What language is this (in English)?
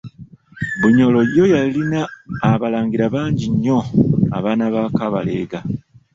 Ganda